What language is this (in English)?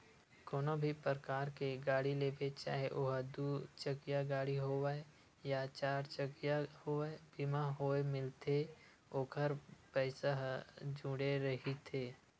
Chhattisgarhi